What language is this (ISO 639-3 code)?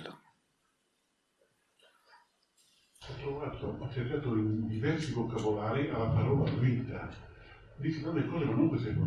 ita